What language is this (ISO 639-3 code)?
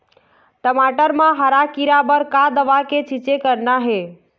hne